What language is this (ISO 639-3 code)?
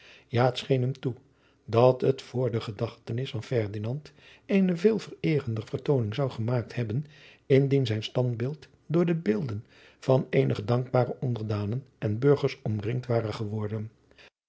nld